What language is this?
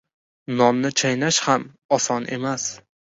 Uzbek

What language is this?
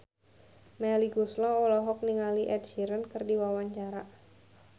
Sundanese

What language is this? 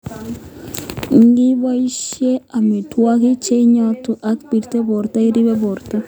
Kalenjin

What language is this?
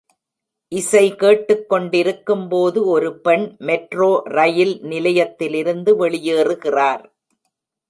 Tamil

